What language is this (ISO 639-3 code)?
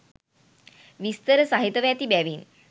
sin